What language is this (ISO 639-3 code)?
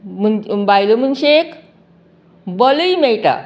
kok